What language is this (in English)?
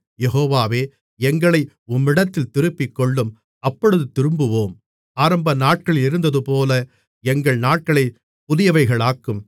Tamil